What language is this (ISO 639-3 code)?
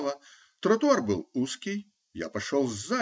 rus